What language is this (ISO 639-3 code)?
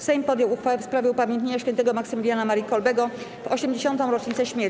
pol